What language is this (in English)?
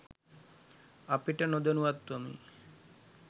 Sinhala